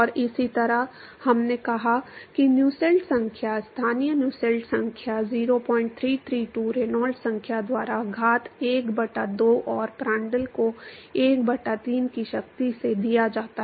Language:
Hindi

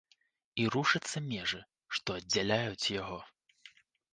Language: Belarusian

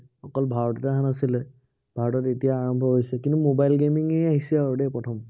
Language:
Assamese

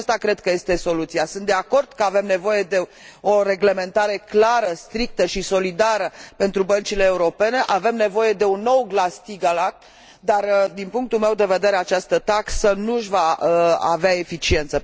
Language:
Romanian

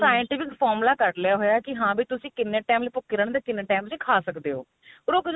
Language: Punjabi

